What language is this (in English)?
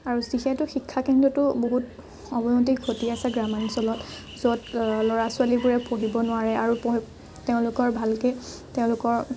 Assamese